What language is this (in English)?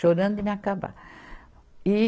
Portuguese